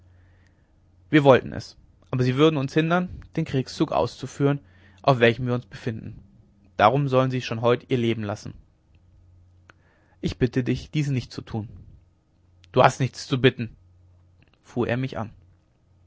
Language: German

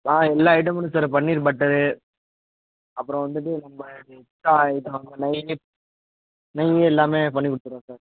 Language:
Tamil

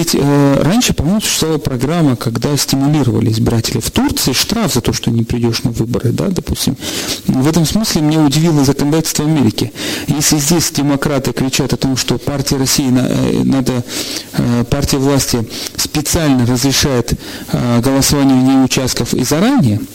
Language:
Russian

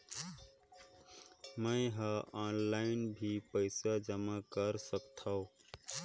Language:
Chhattisgarhi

